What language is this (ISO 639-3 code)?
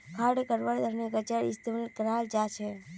mag